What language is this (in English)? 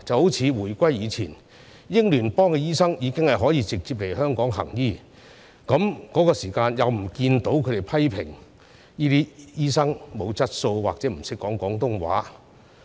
Cantonese